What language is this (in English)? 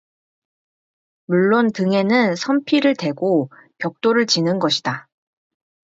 Korean